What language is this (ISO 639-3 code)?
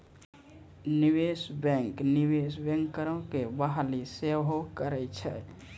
mai